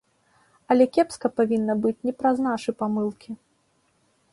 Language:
Belarusian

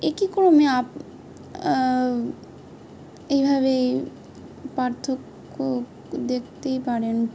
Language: Bangla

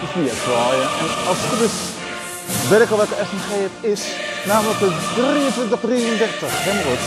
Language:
Dutch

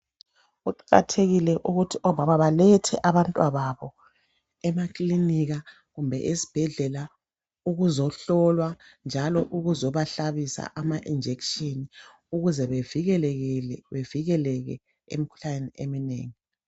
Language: North Ndebele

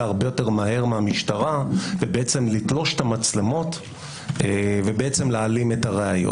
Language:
Hebrew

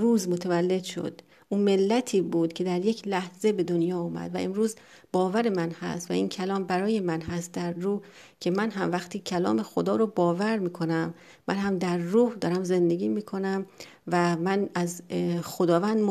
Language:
Persian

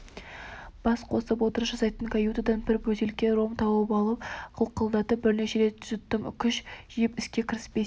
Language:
Kazakh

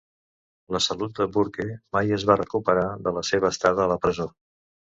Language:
Catalan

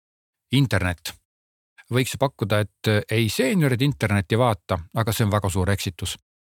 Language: Czech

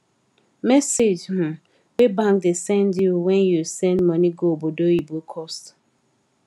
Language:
Nigerian Pidgin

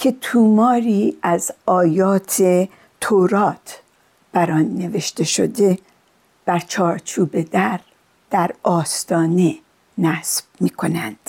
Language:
Persian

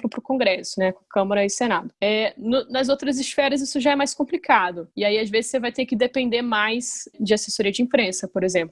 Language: Portuguese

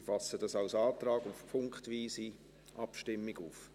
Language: Swiss German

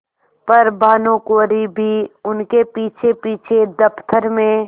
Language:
Hindi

